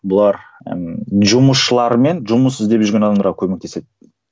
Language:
Kazakh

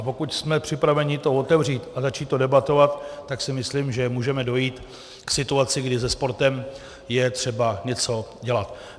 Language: Czech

